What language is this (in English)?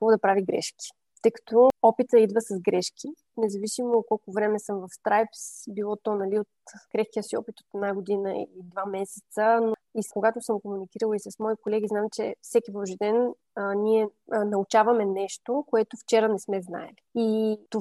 Bulgarian